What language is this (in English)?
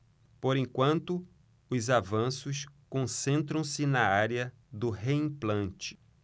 Portuguese